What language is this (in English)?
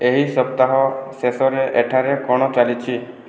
Odia